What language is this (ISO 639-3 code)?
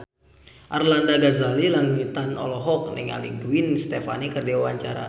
sun